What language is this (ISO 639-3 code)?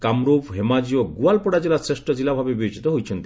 ori